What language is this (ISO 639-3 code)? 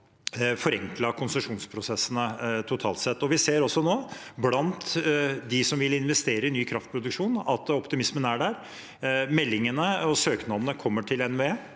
nor